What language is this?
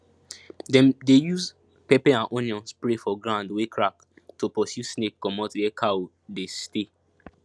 Nigerian Pidgin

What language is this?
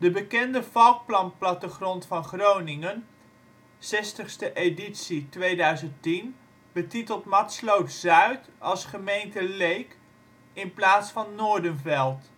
Dutch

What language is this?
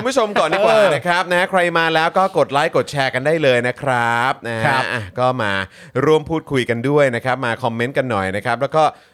Thai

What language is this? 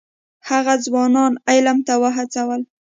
Pashto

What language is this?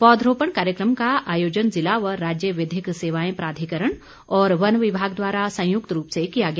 Hindi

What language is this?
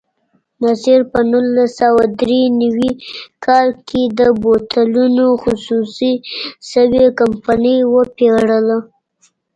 Pashto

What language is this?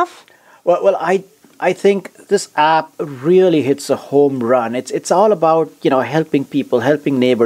English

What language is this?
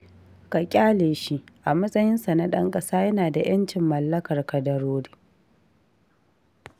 Hausa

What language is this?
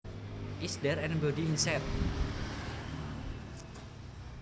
Javanese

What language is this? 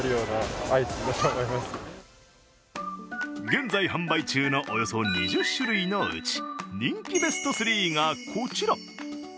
Japanese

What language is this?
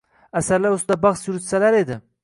Uzbek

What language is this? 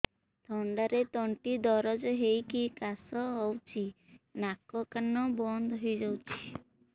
Odia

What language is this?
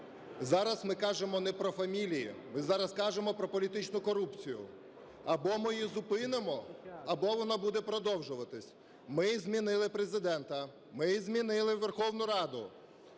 Ukrainian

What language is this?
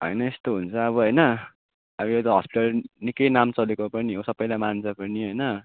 Nepali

